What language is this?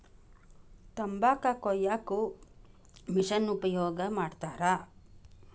Kannada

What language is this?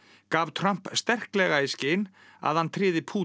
Icelandic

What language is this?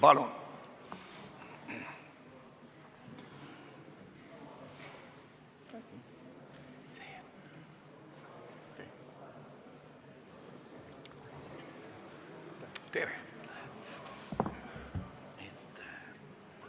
Estonian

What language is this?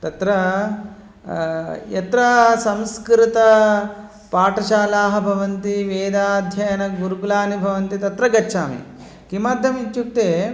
Sanskrit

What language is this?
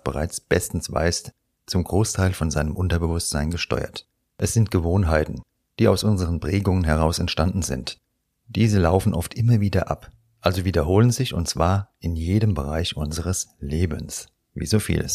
German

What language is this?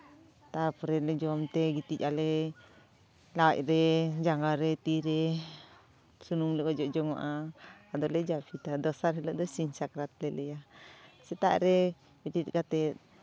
Santali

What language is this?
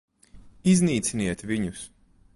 Latvian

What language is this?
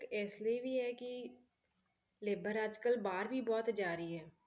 Punjabi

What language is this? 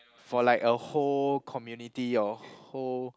English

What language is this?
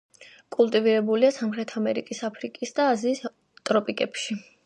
Georgian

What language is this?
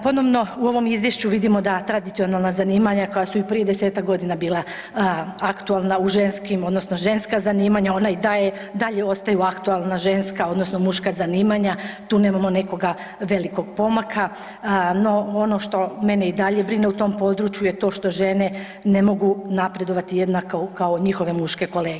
Croatian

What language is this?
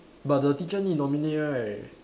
English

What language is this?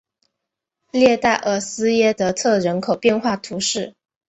Chinese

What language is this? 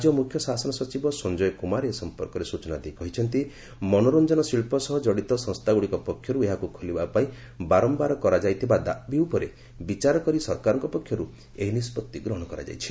Odia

